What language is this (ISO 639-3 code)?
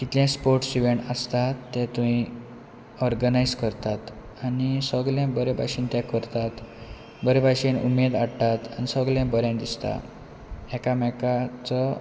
kok